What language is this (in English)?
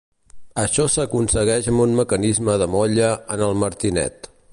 Catalan